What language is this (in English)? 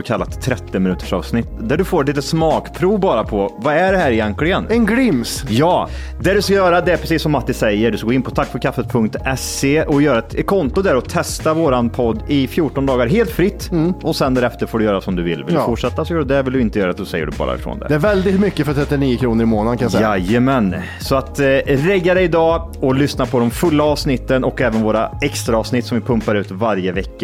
Swedish